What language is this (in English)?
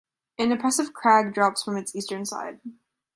English